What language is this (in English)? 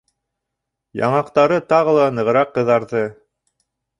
Bashkir